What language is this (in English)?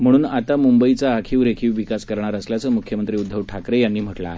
Marathi